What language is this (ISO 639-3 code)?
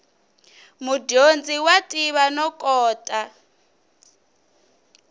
tso